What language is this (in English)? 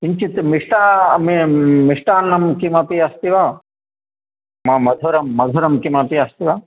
Sanskrit